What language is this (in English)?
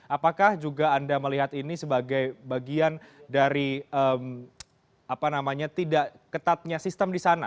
Indonesian